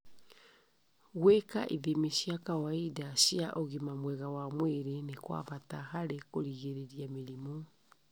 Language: Kikuyu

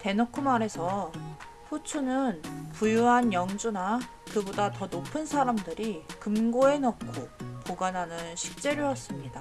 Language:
Korean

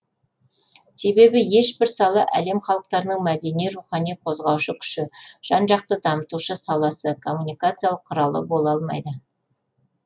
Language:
Kazakh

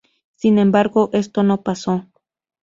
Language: Spanish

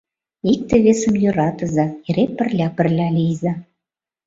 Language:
Mari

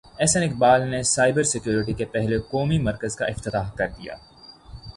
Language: Urdu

